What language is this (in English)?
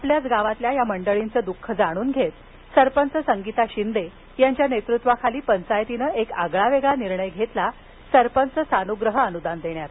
Marathi